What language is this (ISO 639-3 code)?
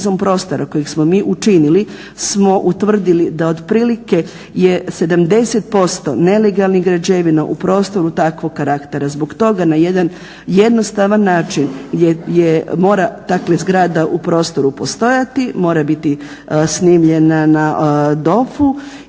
hrv